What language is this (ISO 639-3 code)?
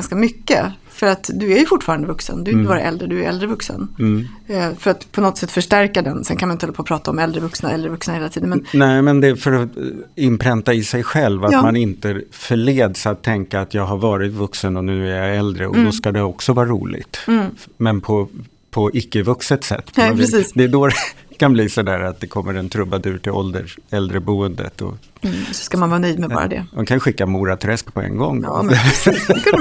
swe